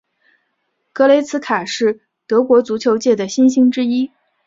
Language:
Chinese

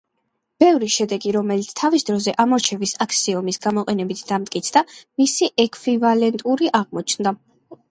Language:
Georgian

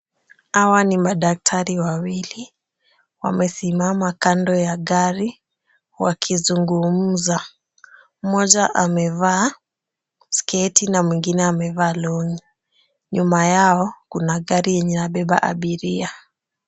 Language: Swahili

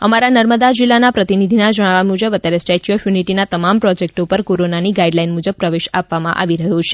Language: Gujarati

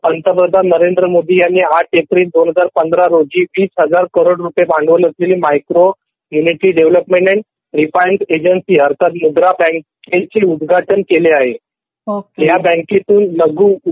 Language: Marathi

